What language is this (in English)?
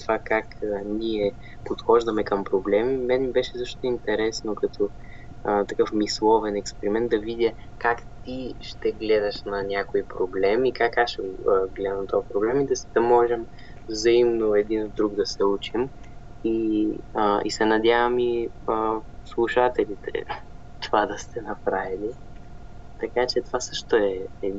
Bulgarian